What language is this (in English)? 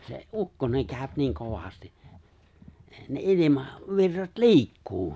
Finnish